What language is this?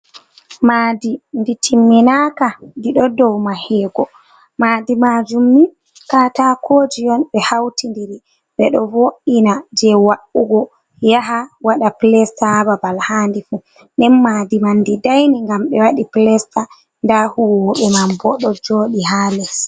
Fula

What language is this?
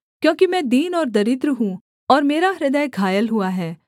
Hindi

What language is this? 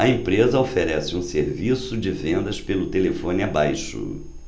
Portuguese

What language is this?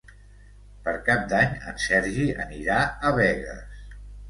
Catalan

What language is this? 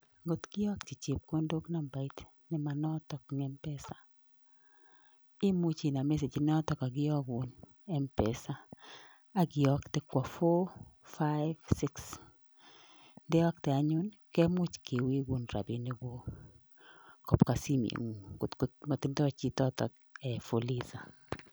Kalenjin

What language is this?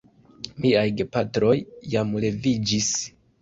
Esperanto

